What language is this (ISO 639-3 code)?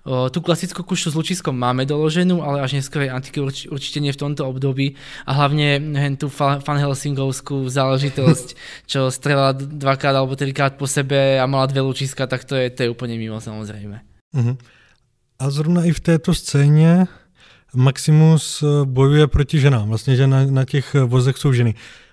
ces